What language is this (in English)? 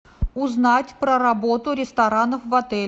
Russian